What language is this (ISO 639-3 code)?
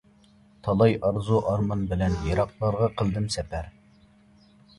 uig